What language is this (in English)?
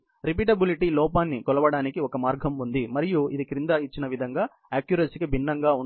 Telugu